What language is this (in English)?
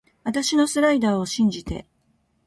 Japanese